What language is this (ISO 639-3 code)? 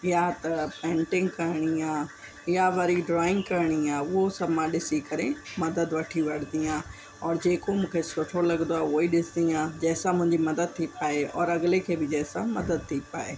snd